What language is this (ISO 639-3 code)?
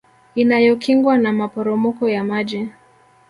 swa